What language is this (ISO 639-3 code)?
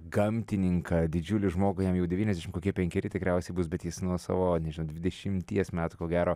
lit